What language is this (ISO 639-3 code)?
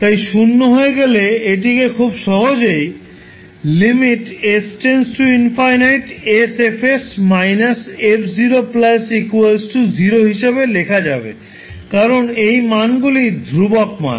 ben